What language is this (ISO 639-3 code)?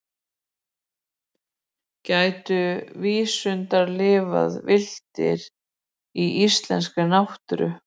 isl